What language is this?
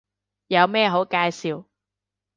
Cantonese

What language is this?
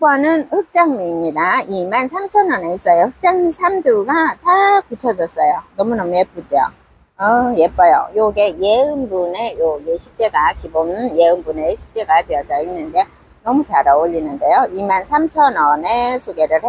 Korean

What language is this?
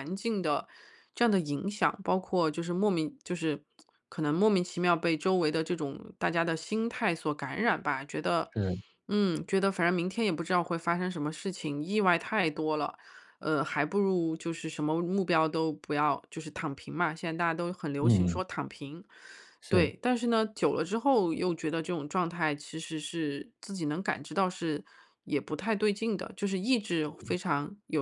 Chinese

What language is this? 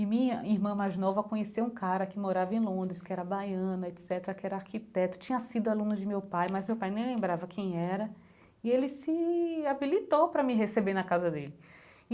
Portuguese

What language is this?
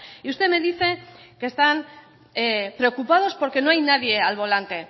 Spanish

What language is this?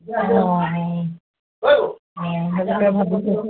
Assamese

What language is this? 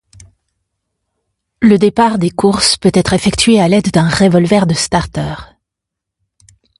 French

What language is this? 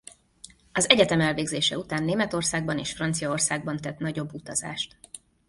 Hungarian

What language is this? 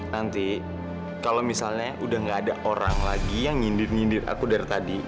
Indonesian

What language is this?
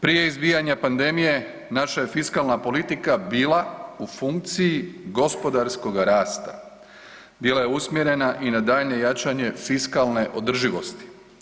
Croatian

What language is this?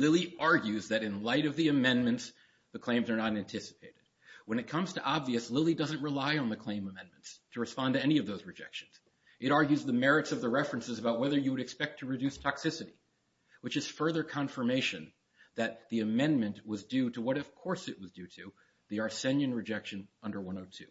English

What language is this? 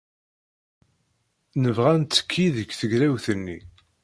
Kabyle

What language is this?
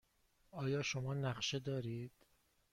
Persian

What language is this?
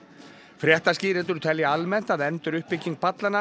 Icelandic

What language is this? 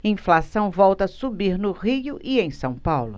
Portuguese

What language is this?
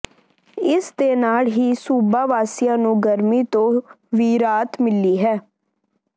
Punjabi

